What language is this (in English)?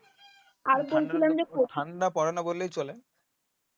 Bangla